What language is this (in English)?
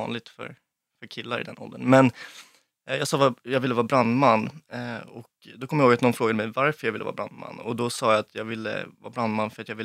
Swedish